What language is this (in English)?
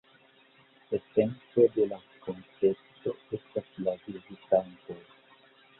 Esperanto